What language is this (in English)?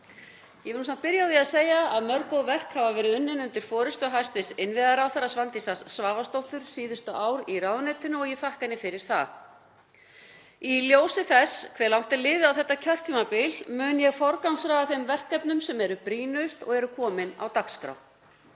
Icelandic